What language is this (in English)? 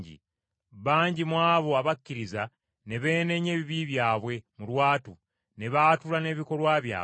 Ganda